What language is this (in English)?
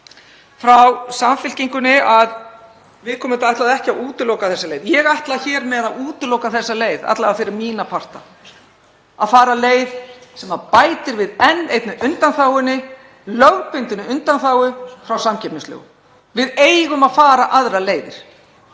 Icelandic